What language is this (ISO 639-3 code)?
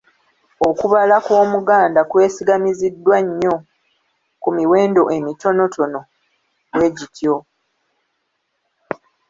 lug